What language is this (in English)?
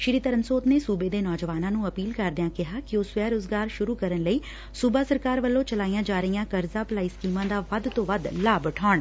Punjabi